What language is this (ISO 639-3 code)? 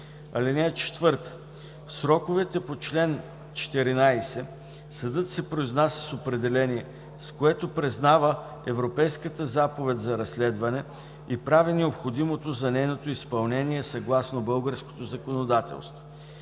bul